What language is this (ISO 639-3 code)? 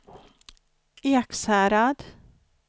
swe